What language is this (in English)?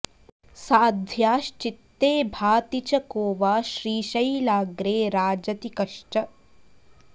Sanskrit